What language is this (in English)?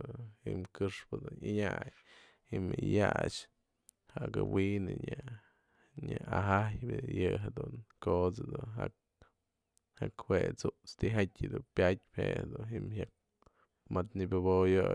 Mazatlán Mixe